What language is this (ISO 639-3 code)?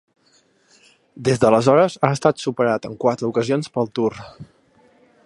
cat